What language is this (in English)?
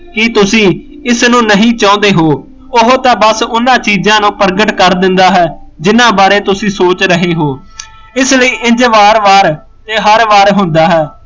Punjabi